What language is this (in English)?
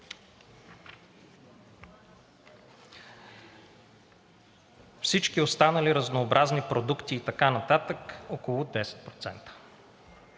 Bulgarian